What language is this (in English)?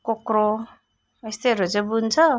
Nepali